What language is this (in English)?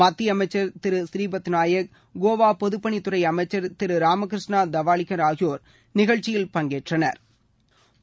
Tamil